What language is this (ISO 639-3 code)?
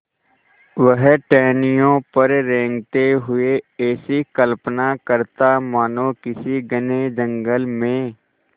hin